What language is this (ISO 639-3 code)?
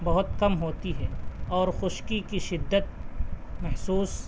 urd